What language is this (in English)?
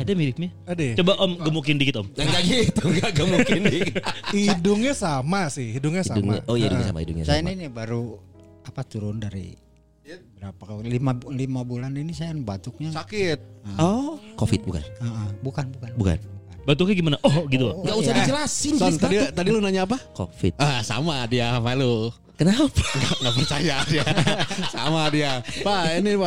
Indonesian